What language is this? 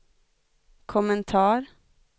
Swedish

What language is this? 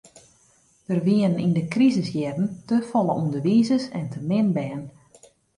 Western Frisian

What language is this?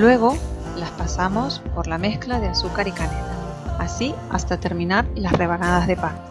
Spanish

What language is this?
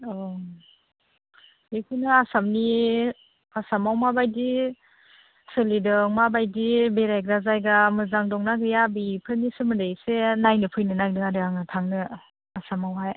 Bodo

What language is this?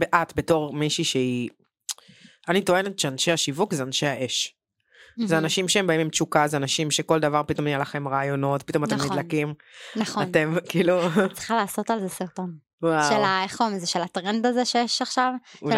Hebrew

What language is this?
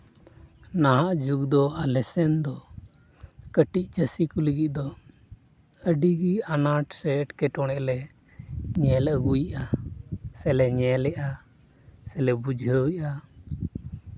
Santali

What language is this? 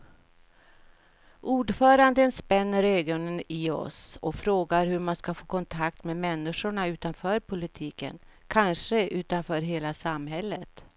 Swedish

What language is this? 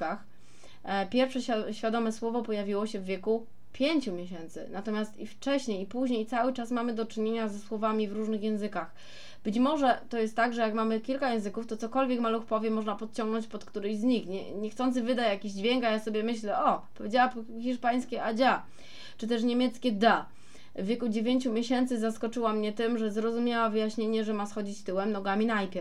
Polish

